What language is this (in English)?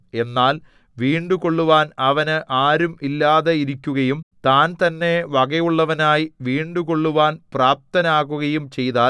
Malayalam